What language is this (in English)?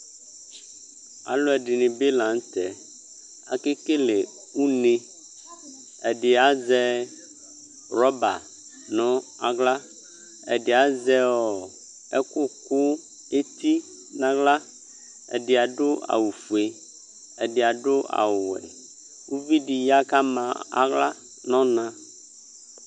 Ikposo